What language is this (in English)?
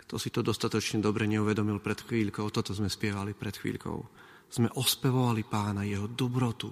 Slovak